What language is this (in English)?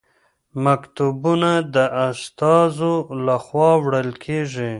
Pashto